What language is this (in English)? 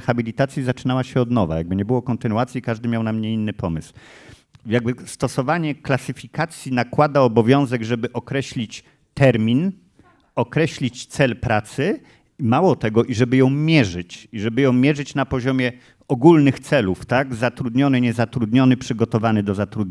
Polish